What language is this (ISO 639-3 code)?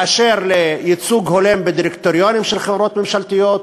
heb